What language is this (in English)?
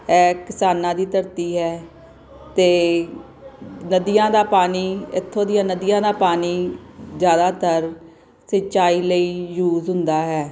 Punjabi